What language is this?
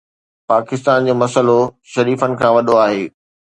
Sindhi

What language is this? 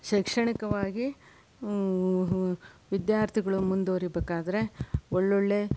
Kannada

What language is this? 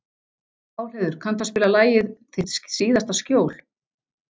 Icelandic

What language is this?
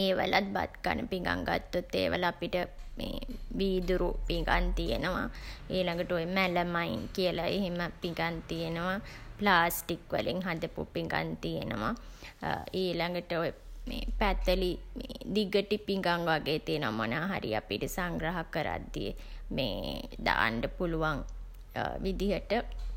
Sinhala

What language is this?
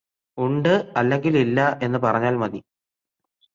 Malayalam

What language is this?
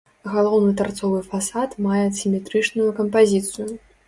Belarusian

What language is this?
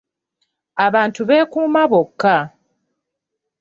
Ganda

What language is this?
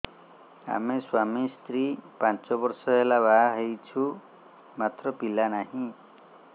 Odia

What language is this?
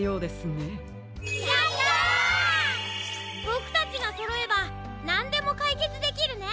Japanese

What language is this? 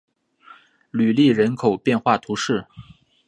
Chinese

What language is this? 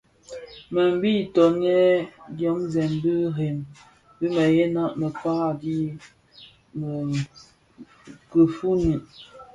Bafia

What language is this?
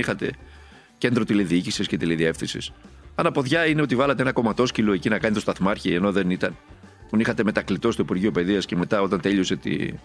Greek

